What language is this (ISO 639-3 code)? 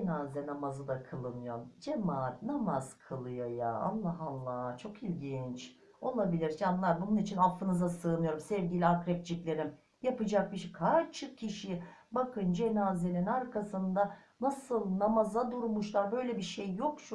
tur